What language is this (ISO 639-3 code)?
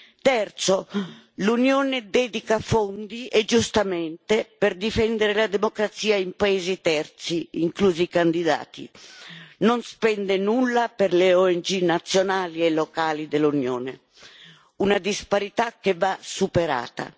ita